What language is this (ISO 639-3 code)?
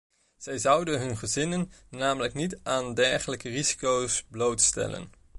nld